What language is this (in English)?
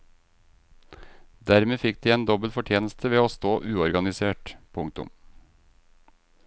Norwegian